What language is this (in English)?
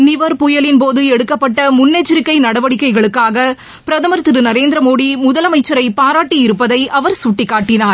Tamil